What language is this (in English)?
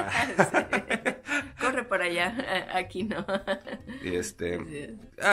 Spanish